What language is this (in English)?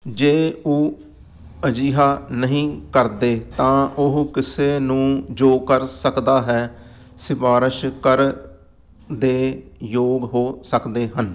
Punjabi